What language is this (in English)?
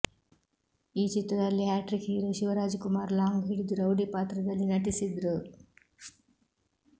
Kannada